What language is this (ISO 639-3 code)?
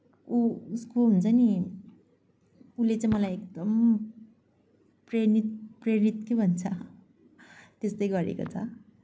nep